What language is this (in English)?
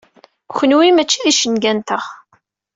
Kabyle